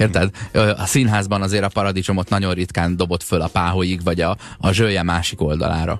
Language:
Hungarian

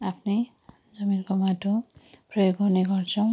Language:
Nepali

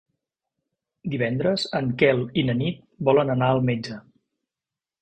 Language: Catalan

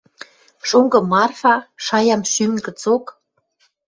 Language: Western Mari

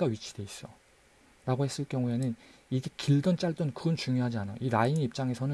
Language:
Korean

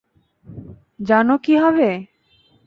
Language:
Bangla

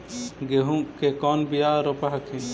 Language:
Magahi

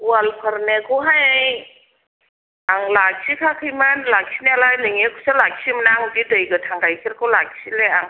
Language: Bodo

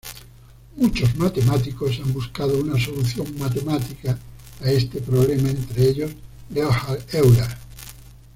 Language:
Spanish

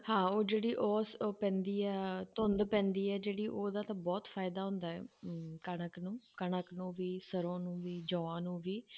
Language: Punjabi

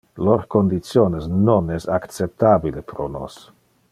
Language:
Interlingua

